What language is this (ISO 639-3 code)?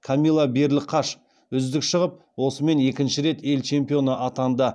kaz